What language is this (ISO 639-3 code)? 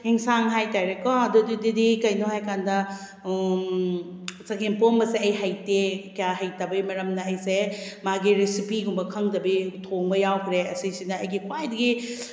mni